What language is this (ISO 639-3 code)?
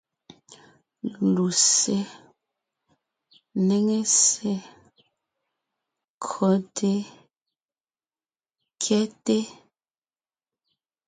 nnh